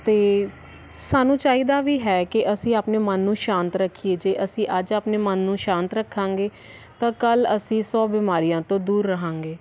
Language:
Punjabi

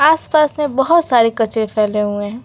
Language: Hindi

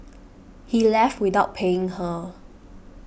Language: English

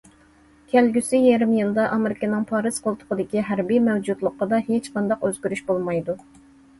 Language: Uyghur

